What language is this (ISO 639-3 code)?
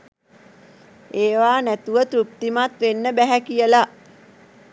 sin